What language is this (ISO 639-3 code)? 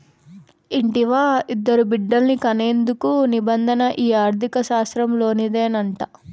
tel